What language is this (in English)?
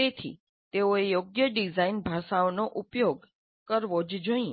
Gujarati